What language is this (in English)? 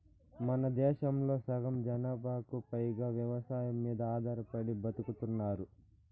Telugu